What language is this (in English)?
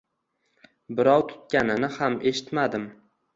Uzbek